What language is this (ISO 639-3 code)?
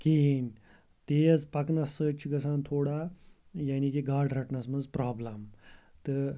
kas